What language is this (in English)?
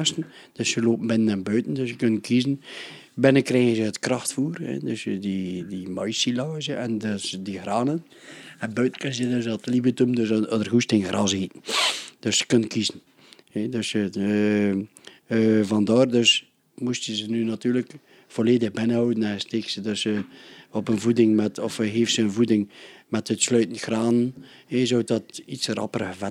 Dutch